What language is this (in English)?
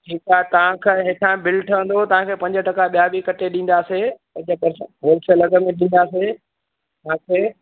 Sindhi